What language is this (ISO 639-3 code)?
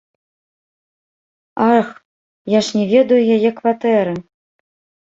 bel